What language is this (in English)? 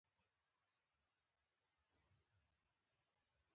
Pashto